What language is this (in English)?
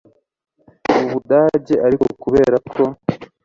Kinyarwanda